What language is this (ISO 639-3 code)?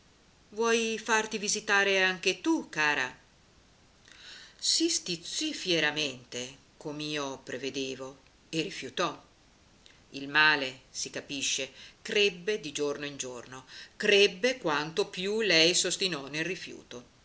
ita